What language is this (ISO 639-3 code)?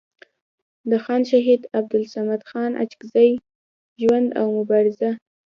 pus